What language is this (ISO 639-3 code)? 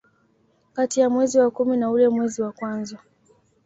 swa